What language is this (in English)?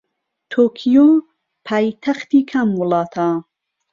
Central Kurdish